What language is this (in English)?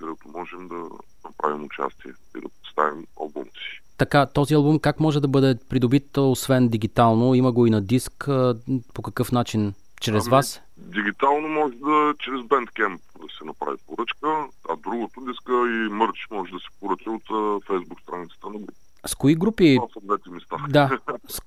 Bulgarian